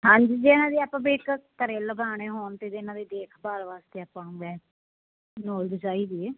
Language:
Punjabi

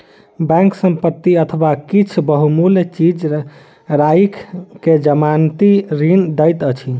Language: Maithili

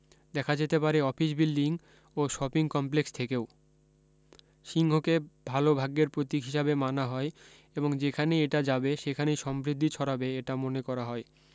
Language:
Bangla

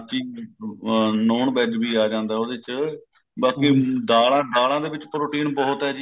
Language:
Punjabi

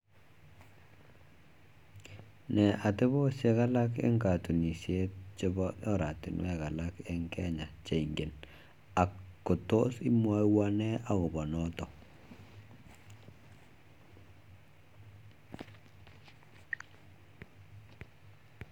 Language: Kalenjin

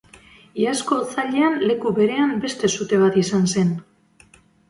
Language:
Basque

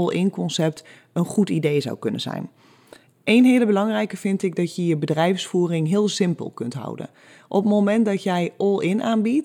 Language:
Dutch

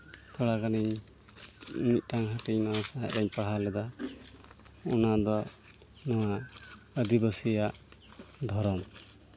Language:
Santali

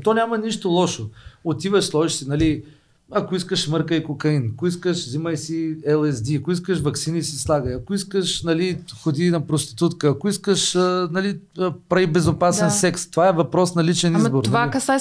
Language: Bulgarian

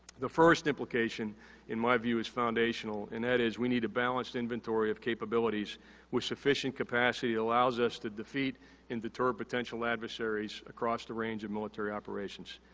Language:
English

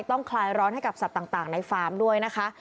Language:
Thai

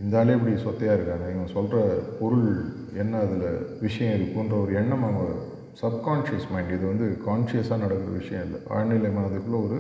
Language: Tamil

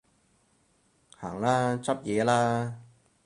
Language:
Cantonese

